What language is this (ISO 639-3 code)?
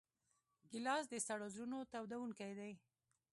pus